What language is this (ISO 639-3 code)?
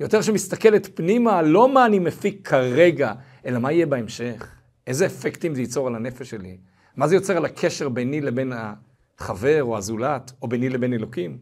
heb